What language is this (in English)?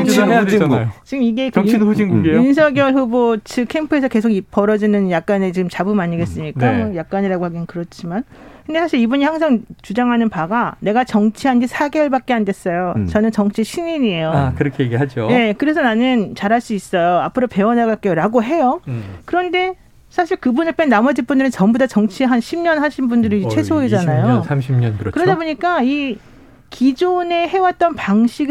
Korean